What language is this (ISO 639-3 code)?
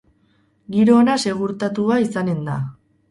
eus